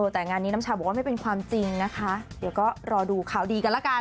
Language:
Thai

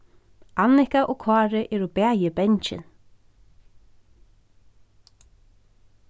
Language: Faroese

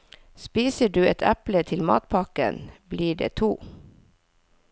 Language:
Norwegian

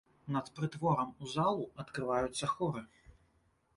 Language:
Belarusian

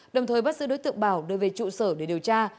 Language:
Vietnamese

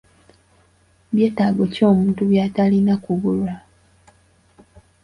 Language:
Ganda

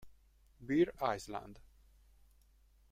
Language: Italian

